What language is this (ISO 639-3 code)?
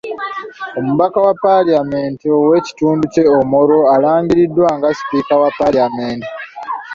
lug